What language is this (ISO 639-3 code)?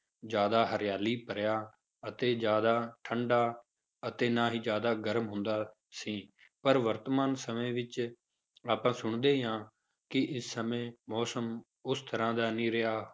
pan